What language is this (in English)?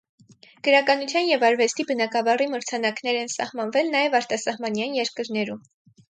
Armenian